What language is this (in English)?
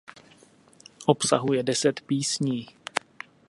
Czech